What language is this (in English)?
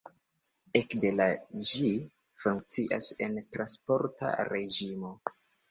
Esperanto